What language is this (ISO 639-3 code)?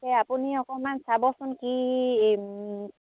asm